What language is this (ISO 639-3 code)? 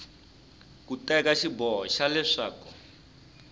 tso